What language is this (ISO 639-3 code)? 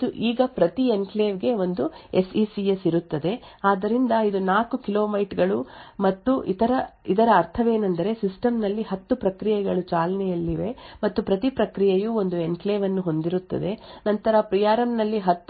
kan